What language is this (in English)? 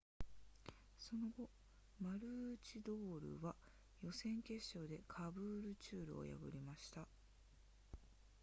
Japanese